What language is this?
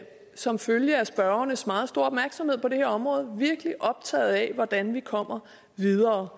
Danish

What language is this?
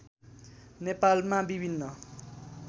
Nepali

